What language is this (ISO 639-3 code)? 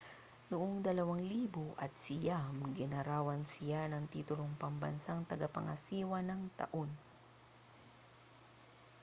fil